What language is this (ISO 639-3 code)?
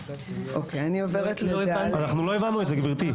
heb